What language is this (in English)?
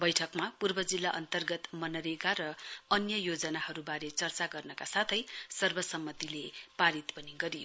Nepali